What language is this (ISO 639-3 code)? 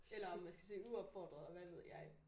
dan